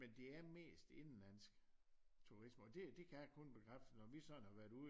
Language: Danish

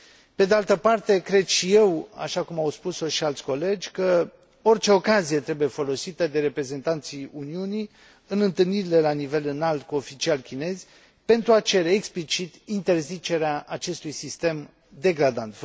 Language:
Romanian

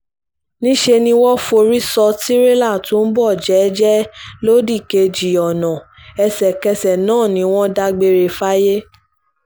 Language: Yoruba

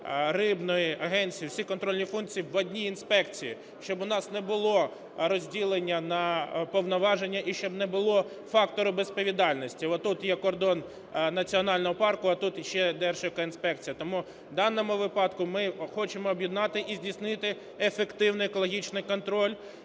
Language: Ukrainian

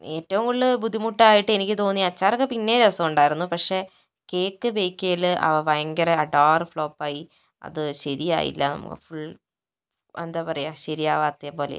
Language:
Malayalam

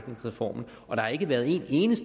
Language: Danish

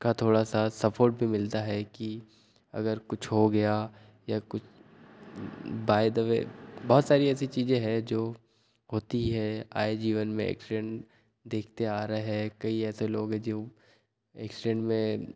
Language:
Hindi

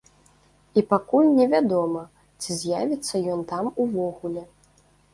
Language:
Belarusian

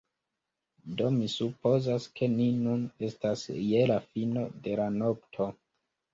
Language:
Esperanto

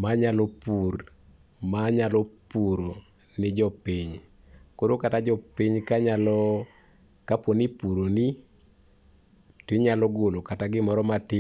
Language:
Luo (Kenya and Tanzania)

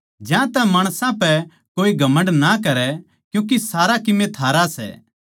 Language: Haryanvi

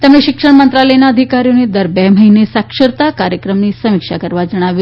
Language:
Gujarati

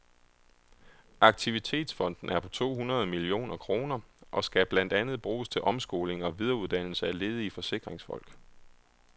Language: Danish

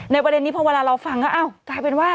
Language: Thai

